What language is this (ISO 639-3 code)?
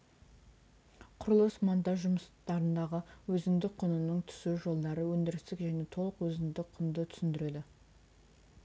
kaz